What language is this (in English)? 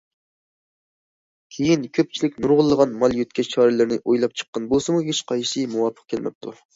Uyghur